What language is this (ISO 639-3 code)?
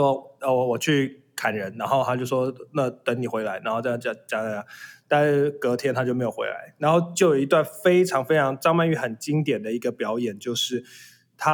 zho